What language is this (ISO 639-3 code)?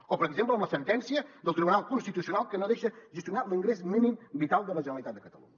cat